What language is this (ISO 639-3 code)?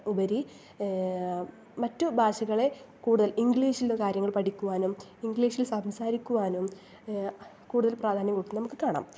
mal